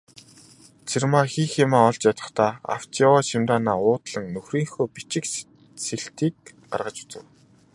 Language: Mongolian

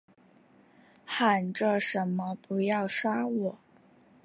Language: Chinese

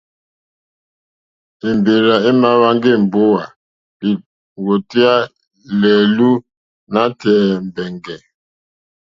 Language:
Mokpwe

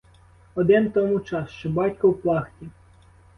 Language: Ukrainian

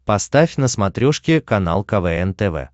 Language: Russian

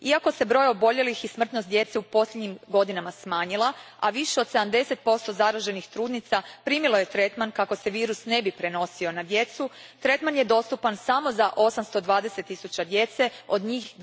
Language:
Croatian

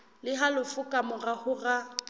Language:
Southern Sotho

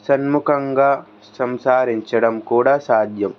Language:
Telugu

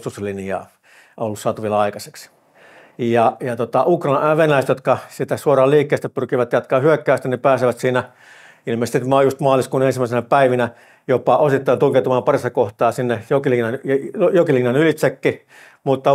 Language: Finnish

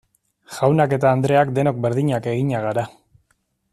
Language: Basque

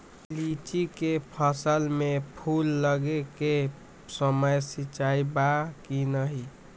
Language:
Magahi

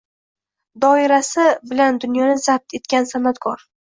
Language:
Uzbek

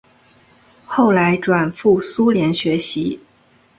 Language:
Chinese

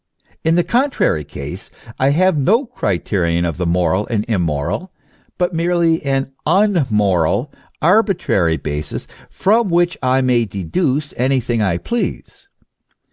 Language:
English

